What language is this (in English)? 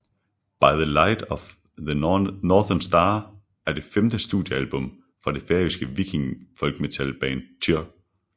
Danish